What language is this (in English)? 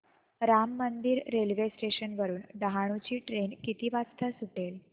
Marathi